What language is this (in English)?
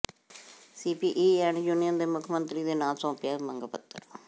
Punjabi